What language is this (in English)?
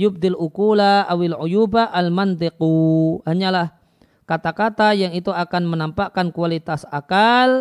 Indonesian